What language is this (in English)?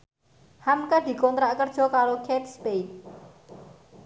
Javanese